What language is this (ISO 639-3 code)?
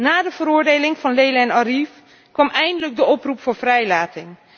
nld